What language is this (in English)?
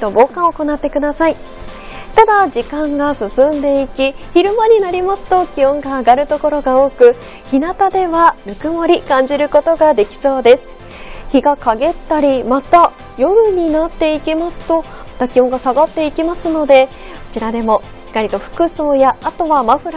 Japanese